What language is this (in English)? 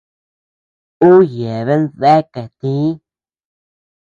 Tepeuxila Cuicatec